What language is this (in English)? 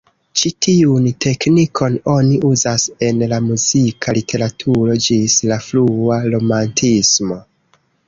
Esperanto